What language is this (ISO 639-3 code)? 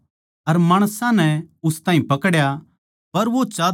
bgc